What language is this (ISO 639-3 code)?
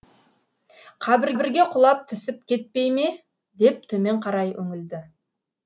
kaz